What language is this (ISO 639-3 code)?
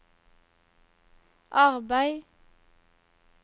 nor